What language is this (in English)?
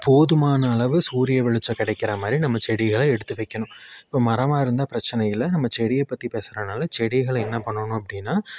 Tamil